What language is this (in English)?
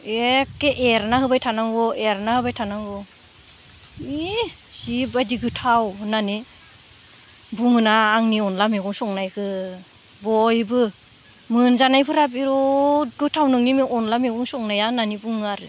Bodo